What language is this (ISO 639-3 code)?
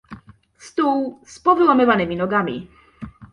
pol